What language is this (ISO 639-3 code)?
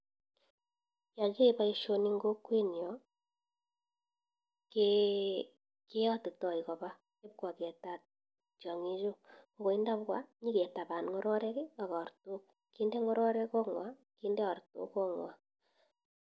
kln